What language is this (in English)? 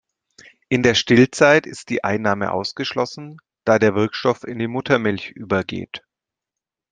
German